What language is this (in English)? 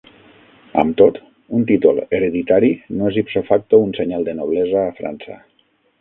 Catalan